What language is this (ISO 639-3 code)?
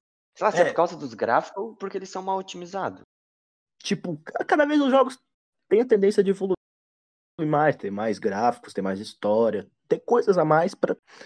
por